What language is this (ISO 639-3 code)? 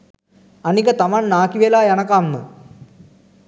sin